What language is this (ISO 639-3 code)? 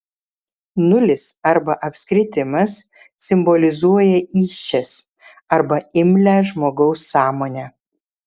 lit